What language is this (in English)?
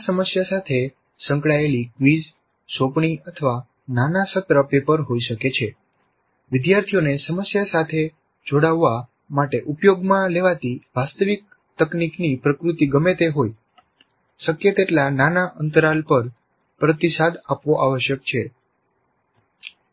Gujarati